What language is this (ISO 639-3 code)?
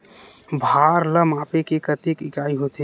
hne